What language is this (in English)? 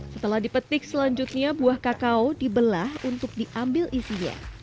Indonesian